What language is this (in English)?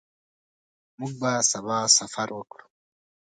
Pashto